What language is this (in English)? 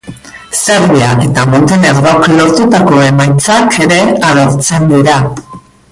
Basque